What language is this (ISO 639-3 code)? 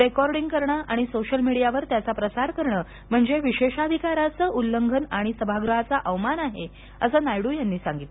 mar